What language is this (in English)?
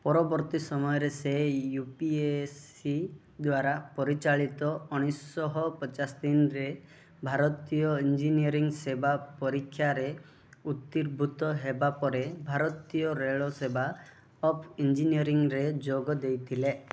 Odia